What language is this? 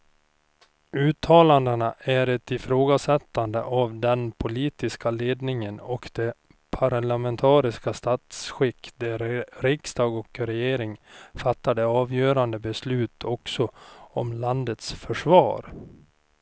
Swedish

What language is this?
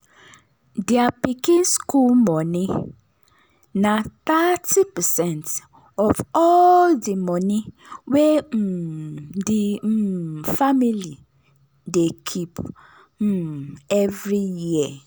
Nigerian Pidgin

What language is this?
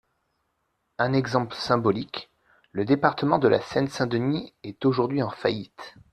French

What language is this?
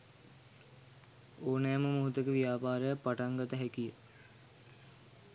Sinhala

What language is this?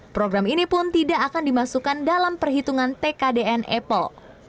Indonesian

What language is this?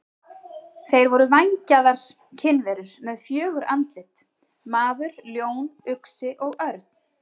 Icelandic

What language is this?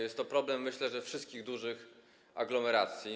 Polish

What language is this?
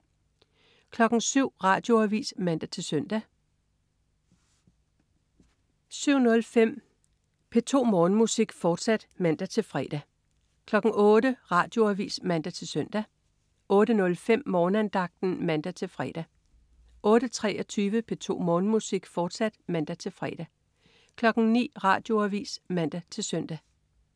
Danish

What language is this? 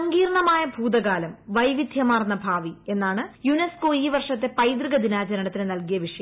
Malayalam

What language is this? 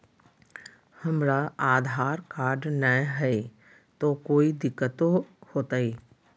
Magahi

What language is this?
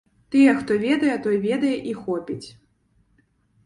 Belarusian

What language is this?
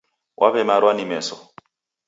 Taita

